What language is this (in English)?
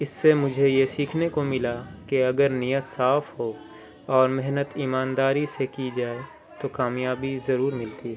Urdu